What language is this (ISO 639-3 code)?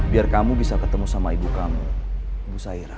ind